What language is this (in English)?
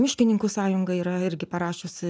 Lithuanian